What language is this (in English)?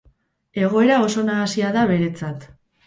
Basque